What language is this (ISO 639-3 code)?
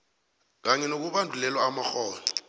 nbl